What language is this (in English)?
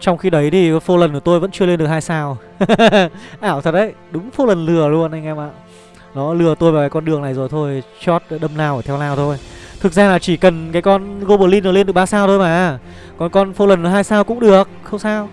Vietnamese